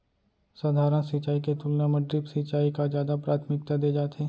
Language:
Chhattisgarhi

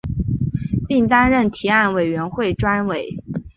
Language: Chinese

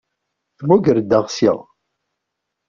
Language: Kabyle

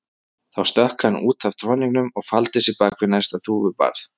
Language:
Icelandic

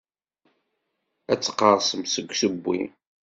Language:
Kabyle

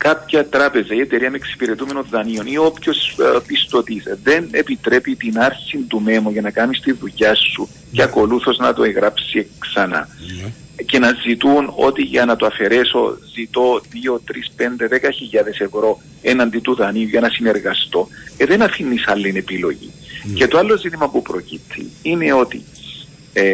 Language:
Greek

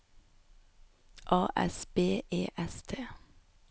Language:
Norwegian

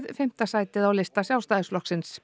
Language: Icelandic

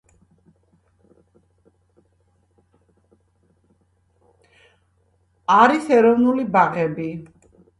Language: Georgian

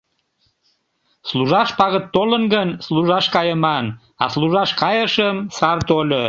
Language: Mari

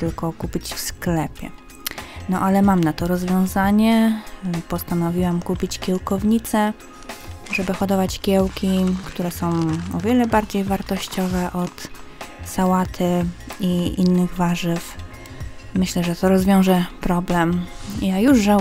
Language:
Polish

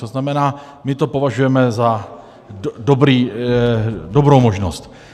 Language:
Czech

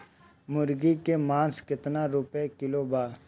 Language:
Bhojpuri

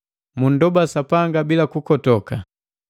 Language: Matengo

